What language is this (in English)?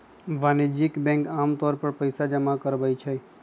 Magahi